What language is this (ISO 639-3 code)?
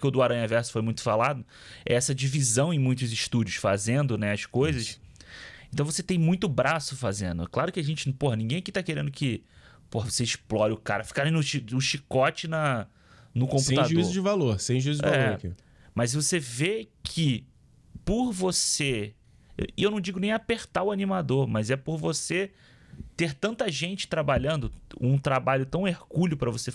por